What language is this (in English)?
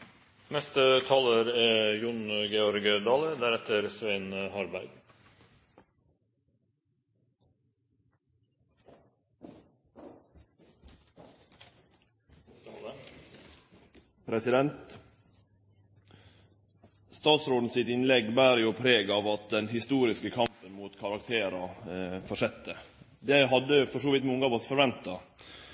Norwegian